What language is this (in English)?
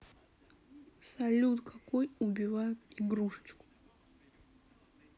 Russian